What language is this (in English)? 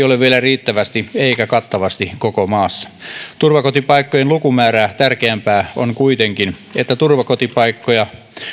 Finnish